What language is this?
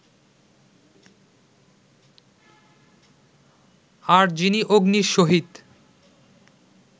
Bangla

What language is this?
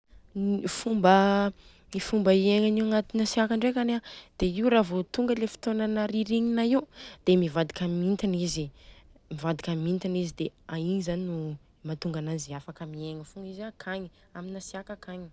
Southern Betsimisaraka Malagasy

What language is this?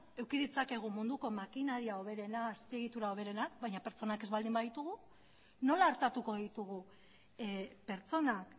Basque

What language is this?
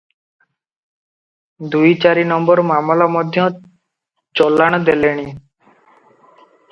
Odia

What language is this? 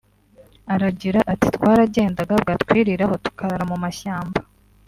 Kinyarwanda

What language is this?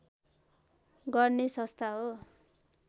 Nepali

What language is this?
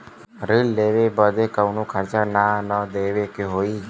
Bhojpuri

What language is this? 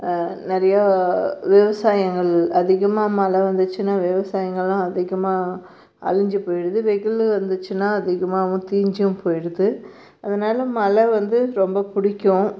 Tamil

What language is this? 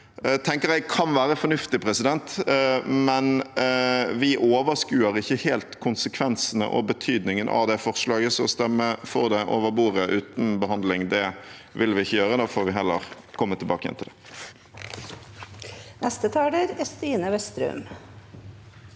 Norwegian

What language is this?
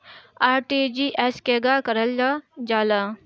Bhojpuri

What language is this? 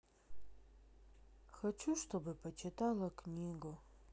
Russian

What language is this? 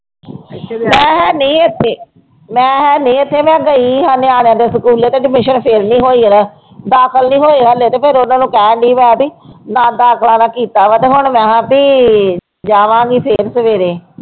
Punjabi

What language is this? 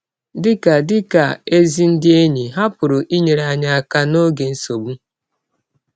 Igbo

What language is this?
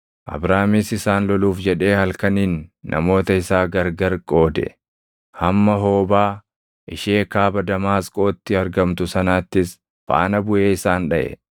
Oromo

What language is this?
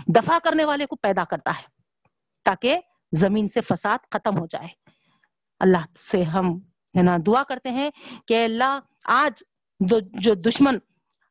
Urdu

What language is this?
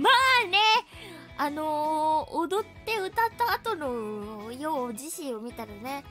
Japanese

